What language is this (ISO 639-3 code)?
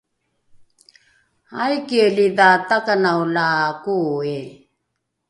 dru